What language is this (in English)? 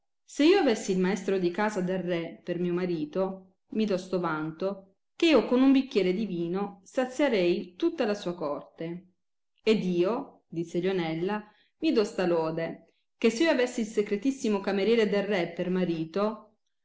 Italian